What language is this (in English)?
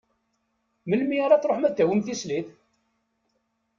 Kabyle